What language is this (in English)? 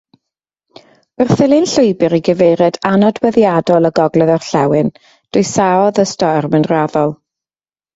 Welsh